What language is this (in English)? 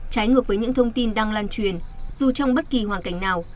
Vietnamese